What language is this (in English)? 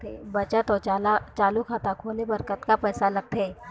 Chhattisgarhi